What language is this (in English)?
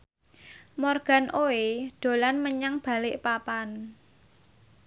Javanese